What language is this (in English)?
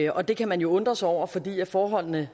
Danish